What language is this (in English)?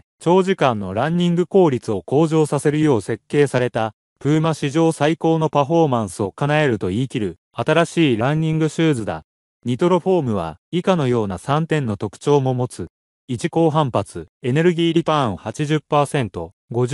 Japanese